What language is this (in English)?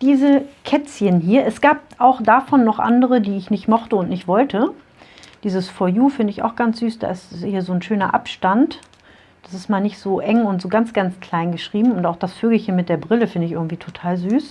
German